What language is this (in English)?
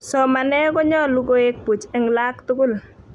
Kalenjin